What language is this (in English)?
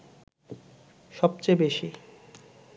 Bangla